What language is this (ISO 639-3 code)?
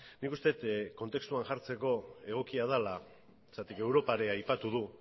eus